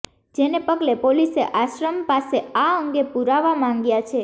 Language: Gujarati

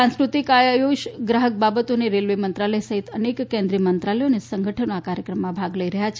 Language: Gujarati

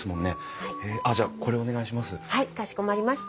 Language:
Japanese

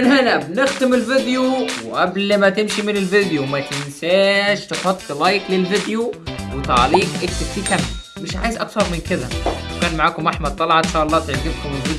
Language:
Arabic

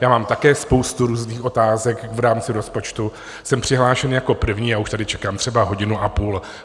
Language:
Czech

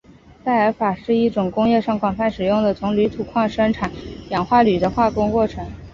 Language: Chinese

